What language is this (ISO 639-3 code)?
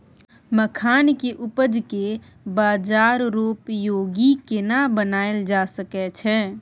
mai